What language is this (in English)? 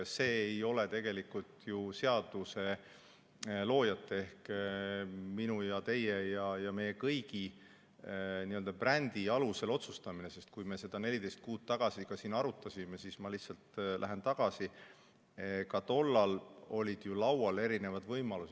Estonian